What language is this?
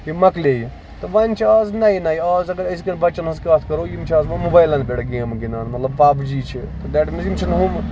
Kashmiri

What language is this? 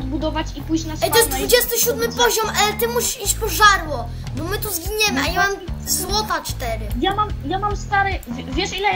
Polish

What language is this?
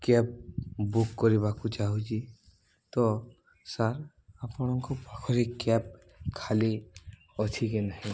Odia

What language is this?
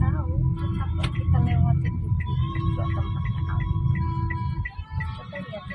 Indonesian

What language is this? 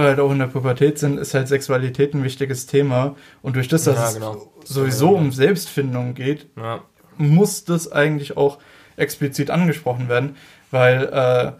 German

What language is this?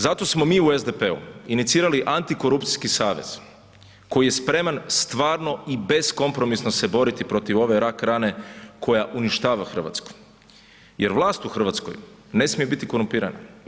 Croatian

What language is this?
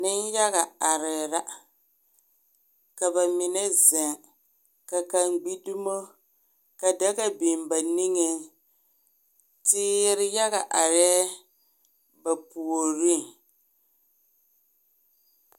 Southern Dagaare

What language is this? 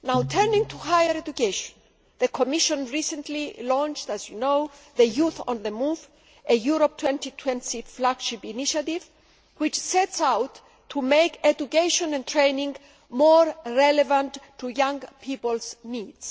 English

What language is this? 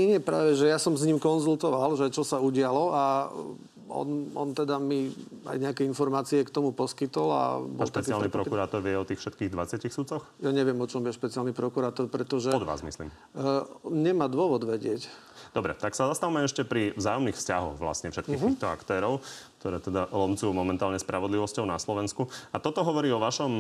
Slovak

